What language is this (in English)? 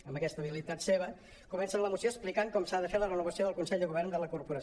Catalan